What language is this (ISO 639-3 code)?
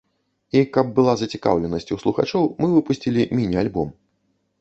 bel